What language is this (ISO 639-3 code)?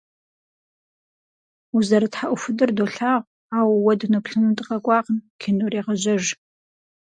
kbd